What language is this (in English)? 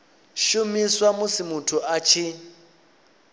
Venda